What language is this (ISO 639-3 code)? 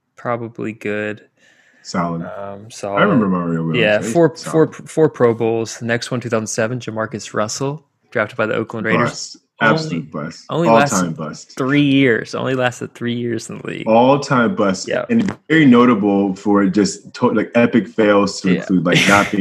eng